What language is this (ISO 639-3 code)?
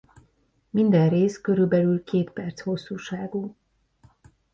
hun